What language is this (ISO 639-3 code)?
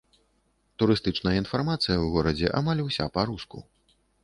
bel